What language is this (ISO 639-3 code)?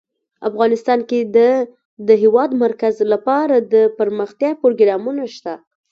pus